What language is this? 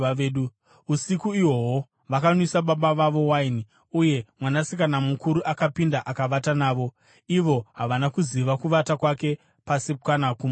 Shona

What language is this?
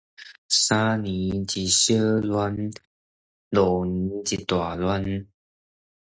Min Nan Chinese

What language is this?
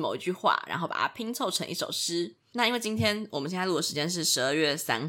Chinese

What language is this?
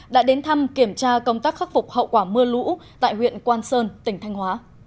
Vietnamese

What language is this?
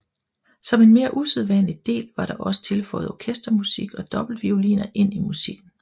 Danish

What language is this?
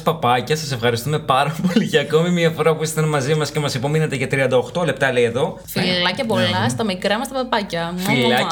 Greek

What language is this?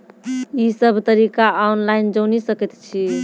Maithili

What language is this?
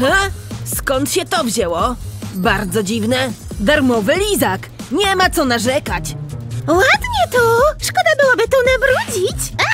Polish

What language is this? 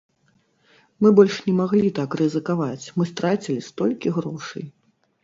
Belarusian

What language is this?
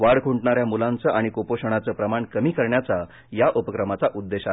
Marathi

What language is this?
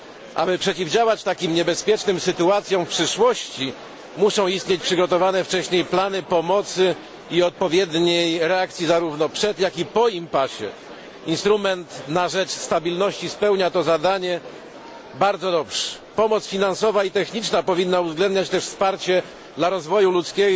Polish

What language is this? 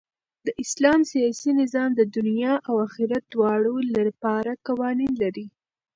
Pashto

